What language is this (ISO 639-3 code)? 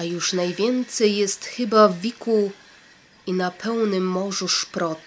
pol